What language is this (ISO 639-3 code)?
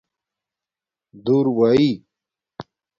dmk